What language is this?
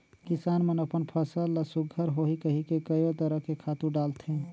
Chhattisgarhi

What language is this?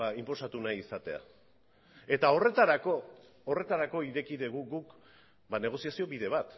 Basque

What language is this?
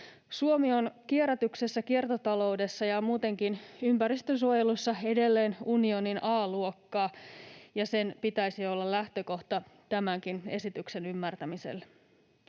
Finnish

